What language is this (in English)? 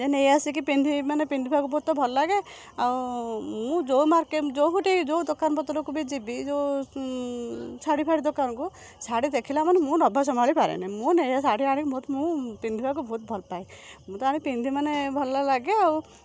Odia